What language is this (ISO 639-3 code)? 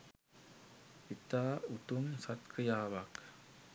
sin